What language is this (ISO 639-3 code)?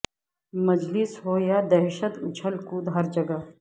urd